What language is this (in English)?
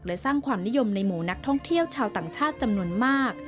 Thai